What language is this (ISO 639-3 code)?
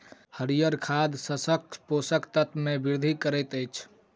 mai